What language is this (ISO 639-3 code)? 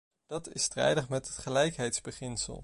nld